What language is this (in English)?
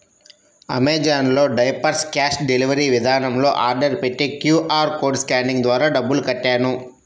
Telugu